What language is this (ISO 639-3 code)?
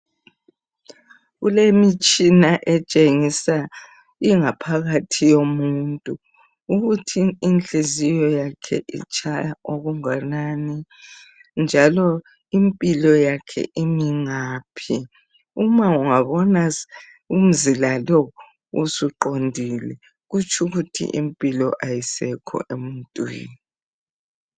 nde